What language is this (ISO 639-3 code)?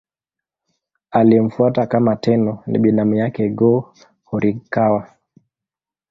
swa